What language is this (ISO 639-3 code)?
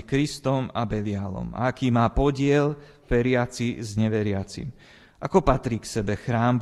slk